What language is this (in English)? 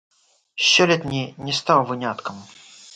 Belarusian